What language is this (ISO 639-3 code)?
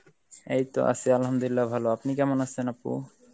ben